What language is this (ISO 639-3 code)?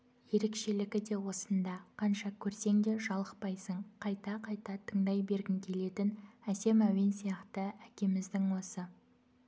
kaz